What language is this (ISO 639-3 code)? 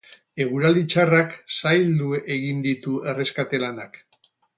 eus